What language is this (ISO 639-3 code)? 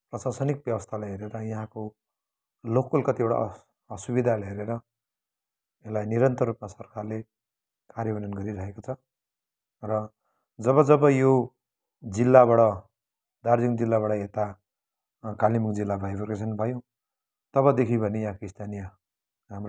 nep